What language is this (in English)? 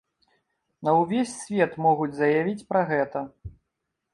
Belarusian